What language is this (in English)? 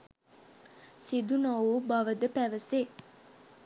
Sinhala